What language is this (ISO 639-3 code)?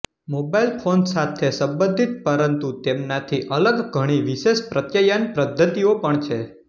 guj